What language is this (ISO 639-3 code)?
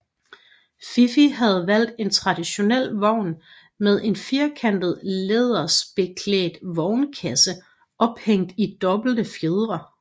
dan